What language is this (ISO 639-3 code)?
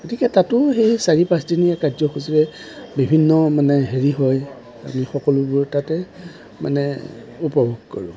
asm